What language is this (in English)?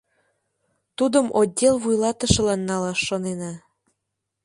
Mari